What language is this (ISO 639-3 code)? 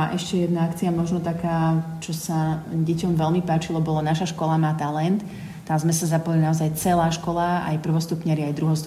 slk